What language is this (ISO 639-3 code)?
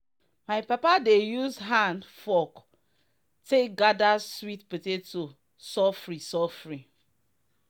pcm